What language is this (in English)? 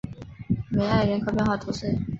Chinese